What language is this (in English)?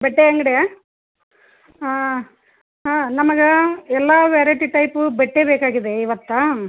Kannada